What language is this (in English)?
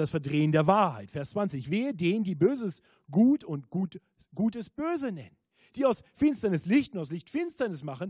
German